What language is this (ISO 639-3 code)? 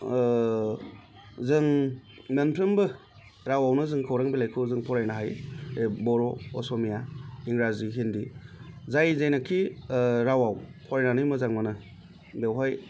brx